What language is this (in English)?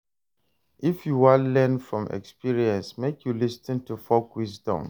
Nigerian Pidgin